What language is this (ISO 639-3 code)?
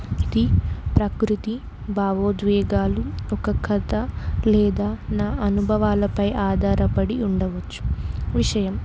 tel